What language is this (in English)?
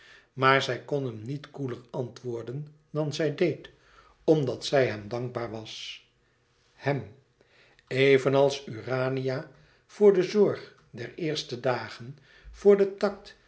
Dutch